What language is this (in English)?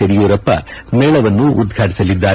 Kannada